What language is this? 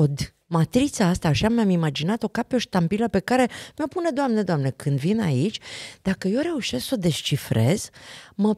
Romanian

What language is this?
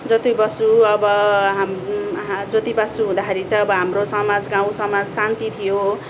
Nepali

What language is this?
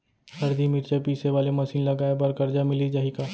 Chhattisgarhi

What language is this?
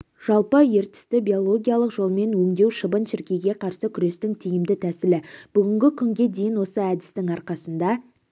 Kazakh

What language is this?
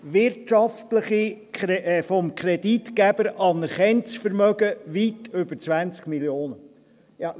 Swiss German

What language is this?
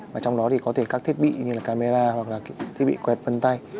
Vietnamese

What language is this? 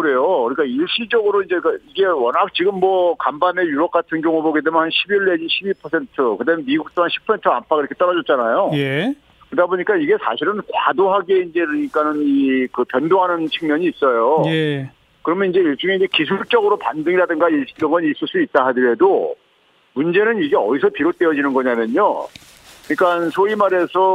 Korean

